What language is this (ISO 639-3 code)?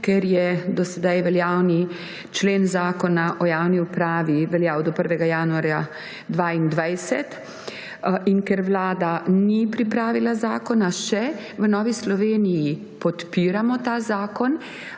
slv